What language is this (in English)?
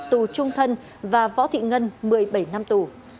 Vietnamese